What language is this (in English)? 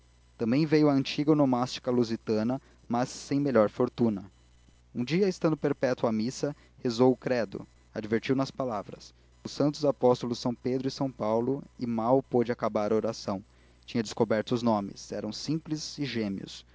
Portuguese